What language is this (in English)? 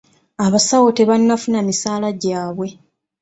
Ganda